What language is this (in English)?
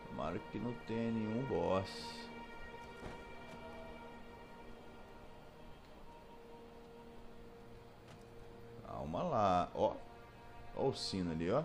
Portuguese